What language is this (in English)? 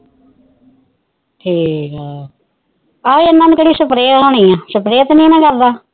Punjabi